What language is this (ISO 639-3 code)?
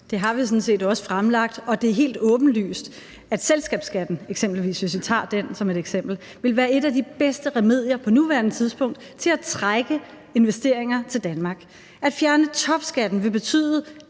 dan